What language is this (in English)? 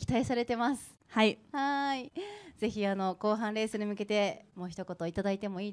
Japanese